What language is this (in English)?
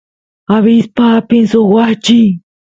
Santiago del Estero Quichua